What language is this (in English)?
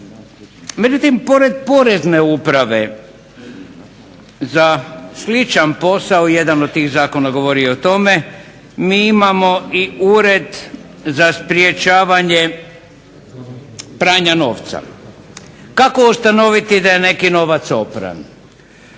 Croatian